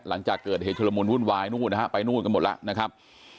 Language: Thai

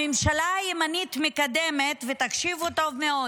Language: Hebrew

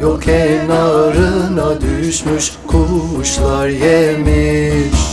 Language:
Turkish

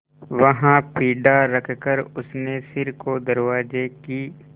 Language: Hindi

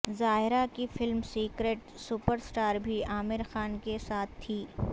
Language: Urdu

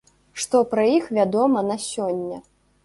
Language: Belarusian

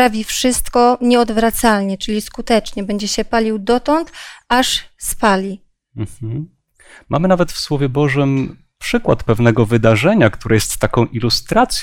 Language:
Polish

